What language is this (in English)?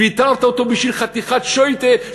Hebrew